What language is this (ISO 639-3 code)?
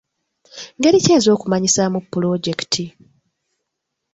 lug